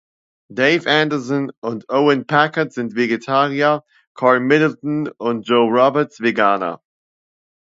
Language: German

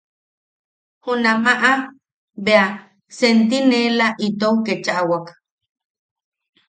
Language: Yaqui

